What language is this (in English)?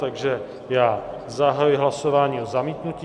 Czech